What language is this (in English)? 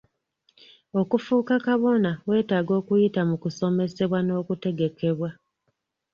Ganda